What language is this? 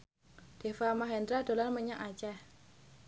Javanese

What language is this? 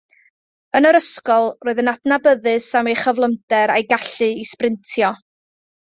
Welsh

